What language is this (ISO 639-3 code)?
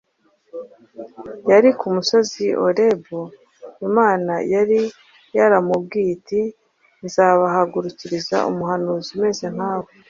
kin